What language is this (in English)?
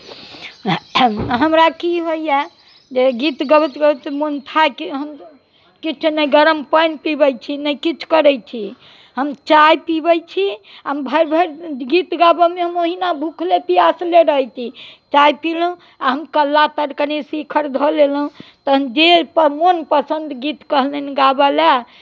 Maithili